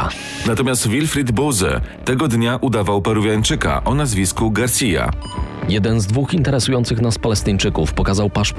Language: Polish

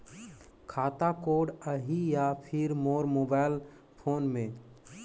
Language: Chhattisgarhi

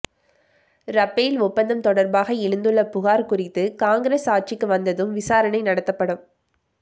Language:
Tamil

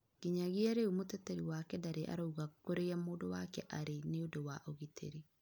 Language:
Kikuyu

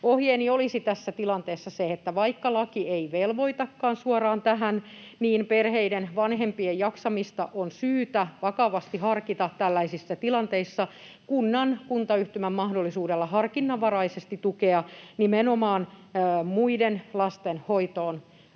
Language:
Finnish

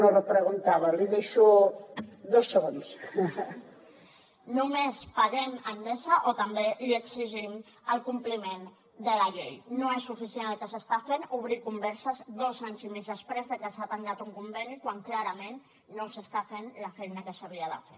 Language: Catalan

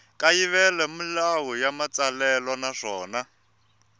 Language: Tsonga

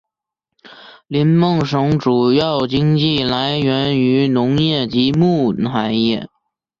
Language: Chinese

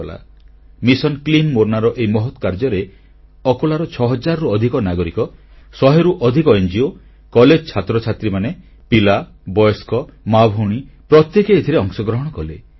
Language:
Odia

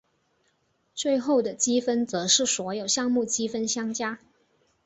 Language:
Chinese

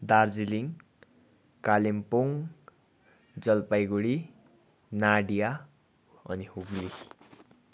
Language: Nepali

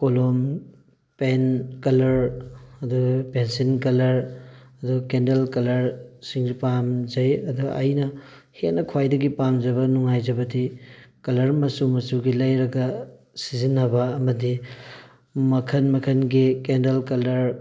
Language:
Manipuri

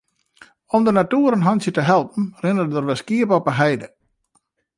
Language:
Western Frisian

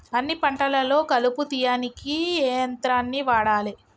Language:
Telugu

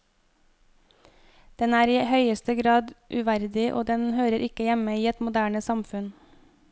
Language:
Norwegian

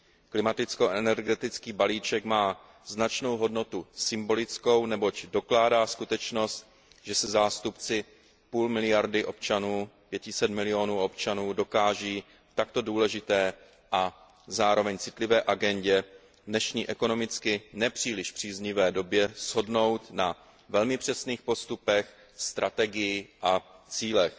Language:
Czech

